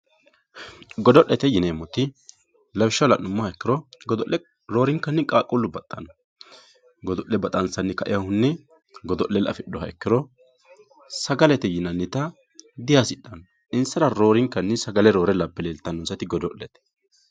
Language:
Sidamo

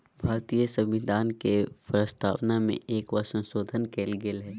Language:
Magahi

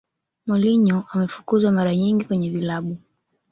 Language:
Swahili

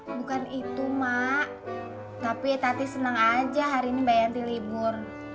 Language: Indonesian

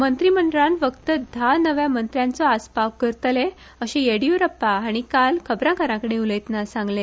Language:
Konkani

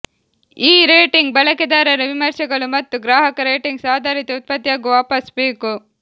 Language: Kannada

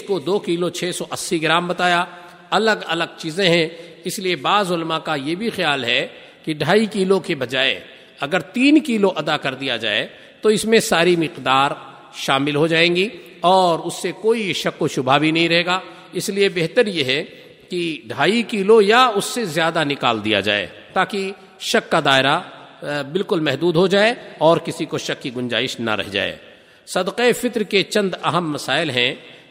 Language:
Urdu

